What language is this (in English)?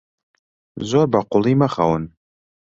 Central Kurdish